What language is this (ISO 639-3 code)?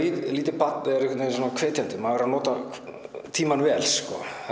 isl